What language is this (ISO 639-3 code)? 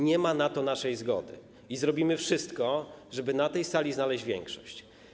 pol